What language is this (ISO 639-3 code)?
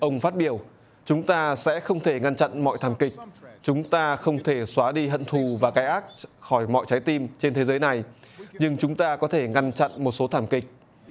vie